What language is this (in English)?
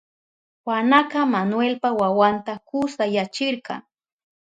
Southern Pastaza Quechua